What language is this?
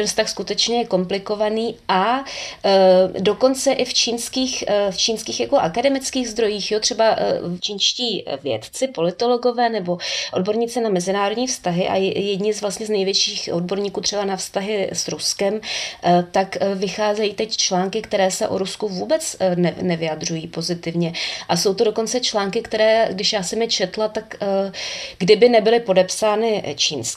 Czech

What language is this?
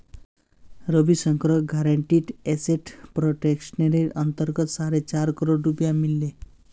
Magahi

